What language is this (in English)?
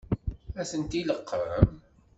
Kabyle